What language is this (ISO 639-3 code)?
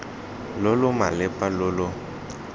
tsn